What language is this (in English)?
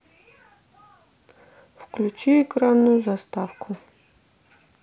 Russian